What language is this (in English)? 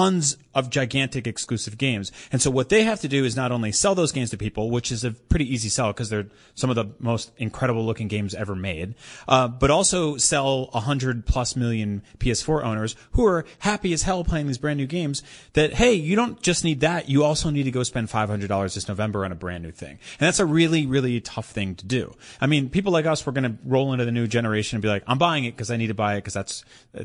English